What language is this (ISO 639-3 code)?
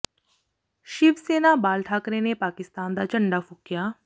pan